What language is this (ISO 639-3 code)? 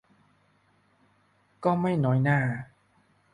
tha